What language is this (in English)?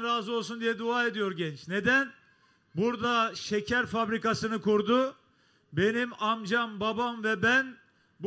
Turkish